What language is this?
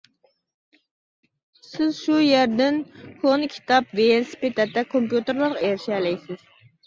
Uyghur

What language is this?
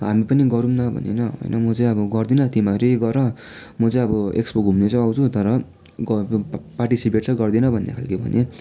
Nepali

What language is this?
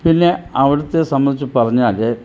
Malayalam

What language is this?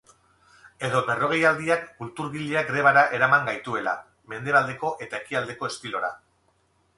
Basque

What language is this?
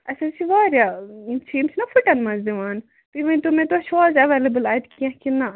Kashmiri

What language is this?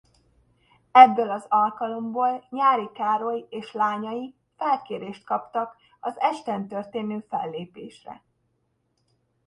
Hungarian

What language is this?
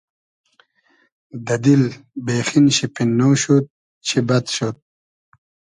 Hazaragi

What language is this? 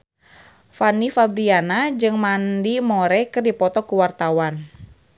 Sundanese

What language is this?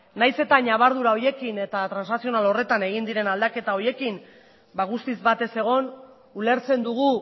Basque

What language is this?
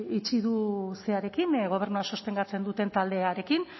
Basque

